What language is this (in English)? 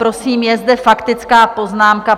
Czech